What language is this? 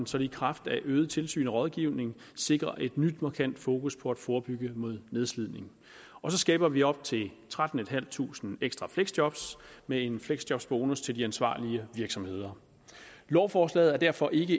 Danish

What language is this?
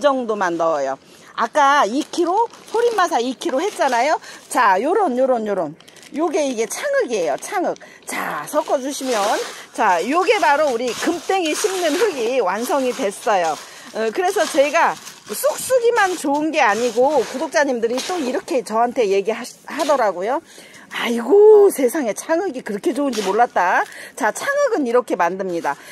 Korean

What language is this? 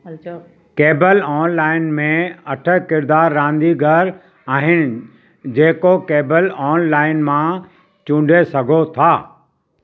Sindhi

